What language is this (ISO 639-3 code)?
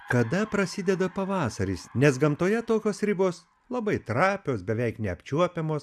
lit